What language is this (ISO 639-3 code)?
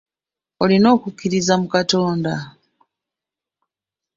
lug